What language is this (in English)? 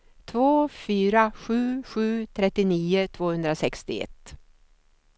Swedish